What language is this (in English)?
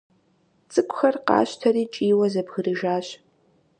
Kabardian